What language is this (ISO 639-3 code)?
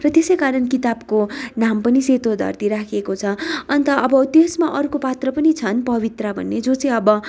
nep